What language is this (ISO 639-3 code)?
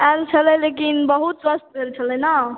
mai